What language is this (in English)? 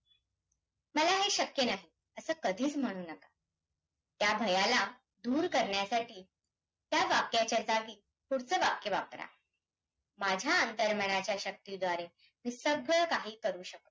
Marathi